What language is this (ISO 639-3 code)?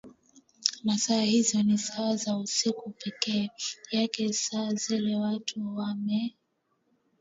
swa